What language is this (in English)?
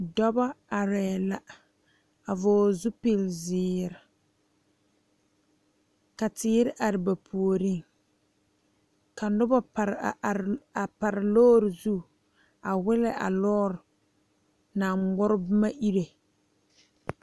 Southern Dagaare